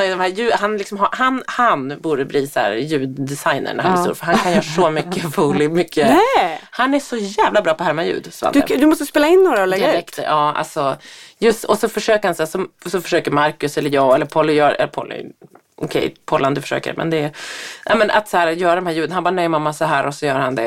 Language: Swedish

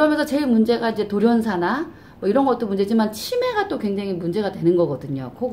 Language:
Korean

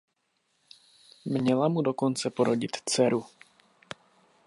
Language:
Czech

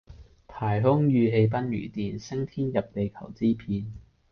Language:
Cantonese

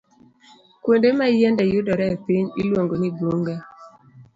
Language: Luo (Kenya and Tanzania)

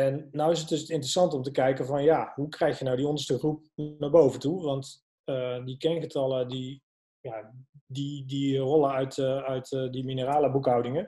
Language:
Dutch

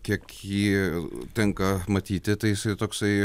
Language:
Lithuanian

